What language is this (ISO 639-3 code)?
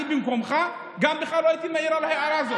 heb